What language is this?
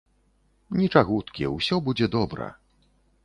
Belarusian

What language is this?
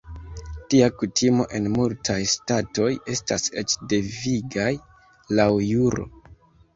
Esperanto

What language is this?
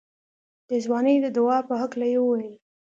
Pashto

